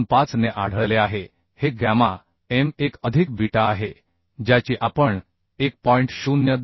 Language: Marathi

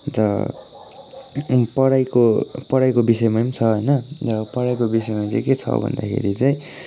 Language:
Nepali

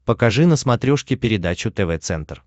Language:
Russian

